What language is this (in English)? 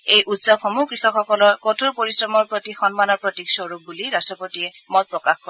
Assamese